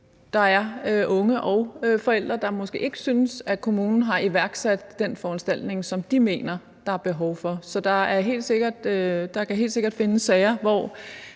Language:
Danish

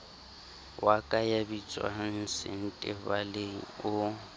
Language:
Southern Sotho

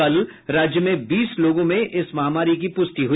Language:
Hindi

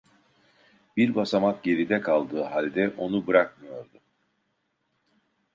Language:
Turkish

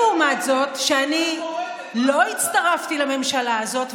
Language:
Hebrew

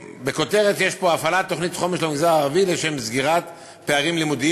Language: Hebrew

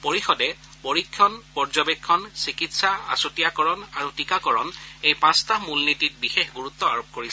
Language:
Assamese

